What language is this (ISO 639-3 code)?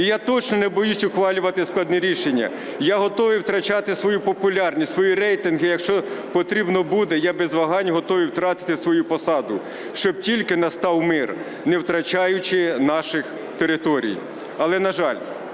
ukr